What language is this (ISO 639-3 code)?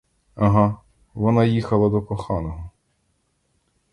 ukr